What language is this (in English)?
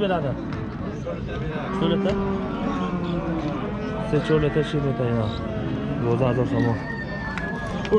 Turkish